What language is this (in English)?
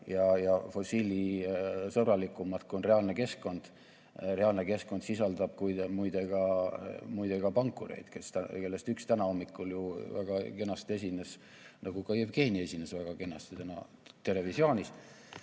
Estonian